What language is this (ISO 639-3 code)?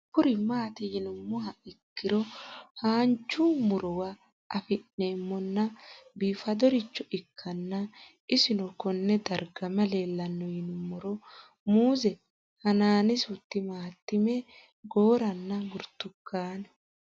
sid